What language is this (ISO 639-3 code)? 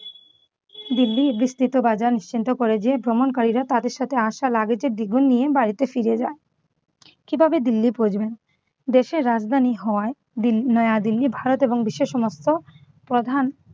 ben